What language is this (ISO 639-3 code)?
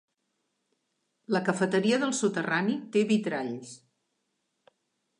cat